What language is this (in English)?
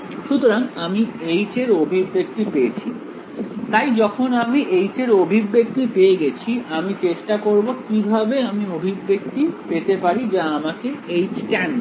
Bangla